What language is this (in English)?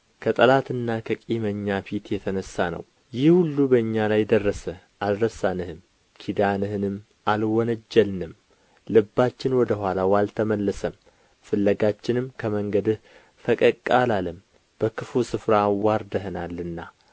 Amharic